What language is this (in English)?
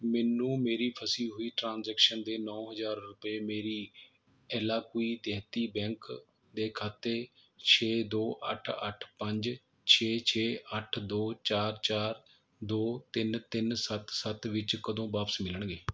Punjabi